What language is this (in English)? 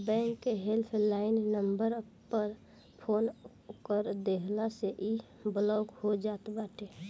Bhojpuri